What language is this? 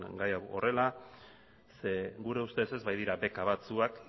Basque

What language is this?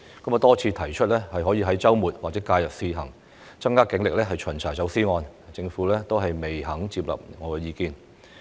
Cantonese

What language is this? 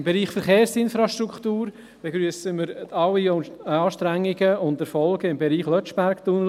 Swiss German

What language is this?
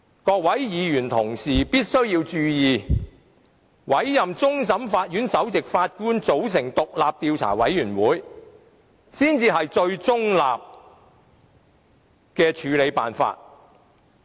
Cantonese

